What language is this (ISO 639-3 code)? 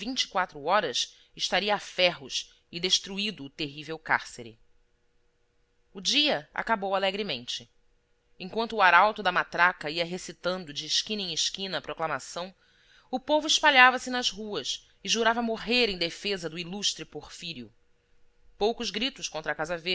por